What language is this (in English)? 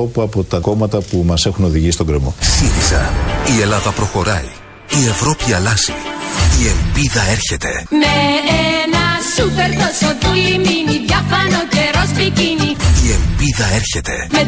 Greek